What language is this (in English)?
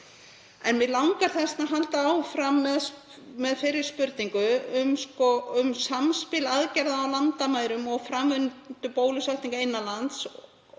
Icelandic